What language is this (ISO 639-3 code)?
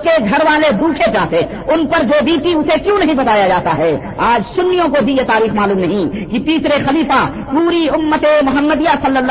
urd